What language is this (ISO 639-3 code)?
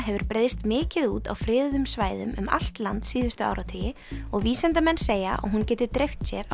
isl